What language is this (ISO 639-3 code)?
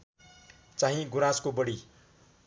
nep